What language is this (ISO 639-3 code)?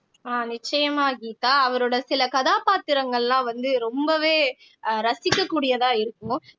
tam